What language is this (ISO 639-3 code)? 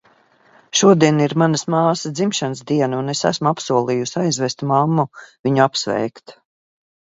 lav